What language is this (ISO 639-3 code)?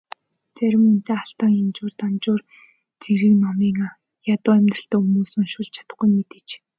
mon